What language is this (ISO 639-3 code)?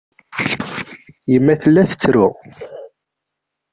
kab